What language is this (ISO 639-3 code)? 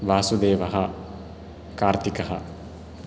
san